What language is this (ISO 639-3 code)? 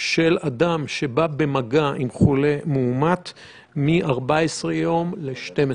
heb